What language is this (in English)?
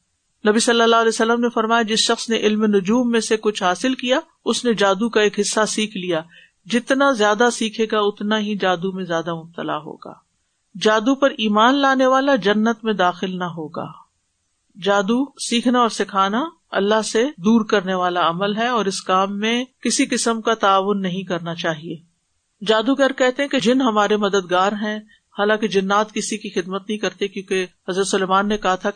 Urdu